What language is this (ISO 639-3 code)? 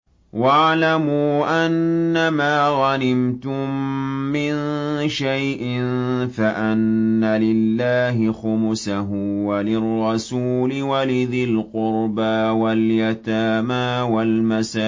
ara